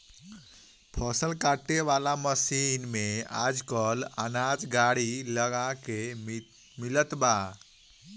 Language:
Bhojpuri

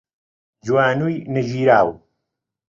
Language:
Central Kurdish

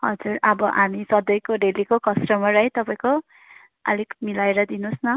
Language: Nepali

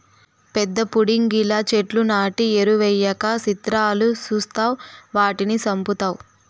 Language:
Telugu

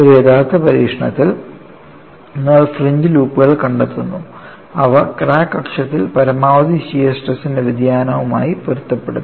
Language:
Malayalam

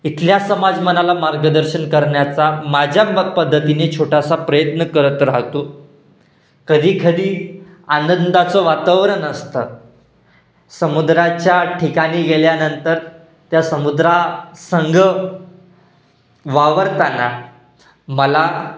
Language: Marathi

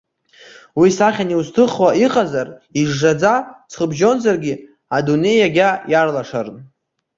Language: Abkhazian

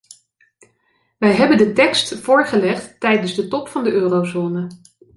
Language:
Dutch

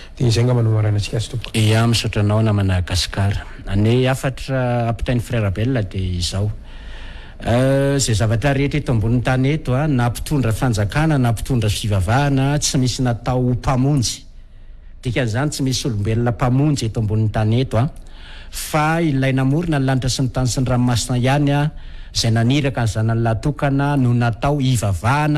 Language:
Indonesian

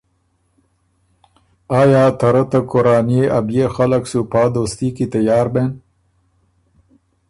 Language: Ormuri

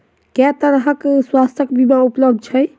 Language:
Maithili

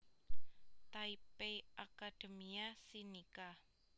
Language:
Javanese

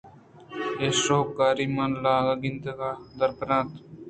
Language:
Eastern Balochi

